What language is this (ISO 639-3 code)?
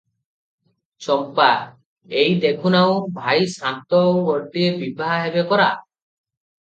ori